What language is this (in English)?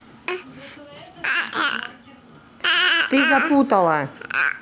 Russian